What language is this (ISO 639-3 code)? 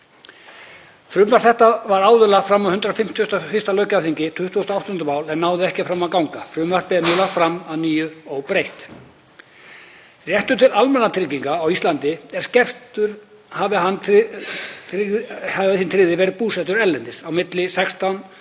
isl